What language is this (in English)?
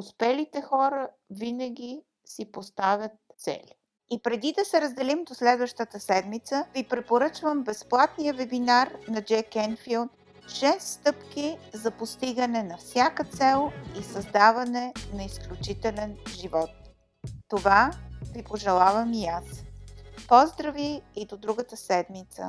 Bulgarian